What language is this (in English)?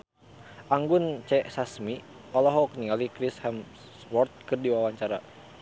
Sundanese